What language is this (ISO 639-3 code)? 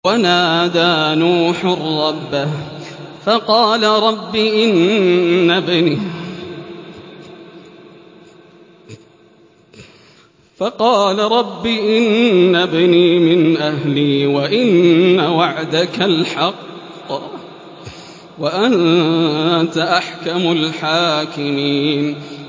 ara